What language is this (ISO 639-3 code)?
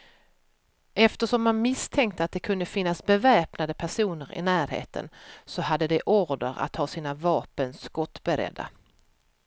swe